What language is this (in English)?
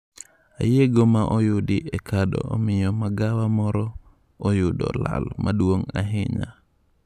Luo (Kenya and Tanzania)